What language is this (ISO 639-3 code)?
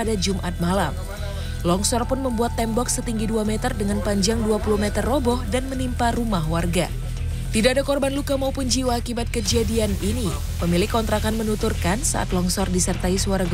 ind